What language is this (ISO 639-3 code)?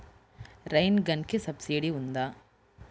tel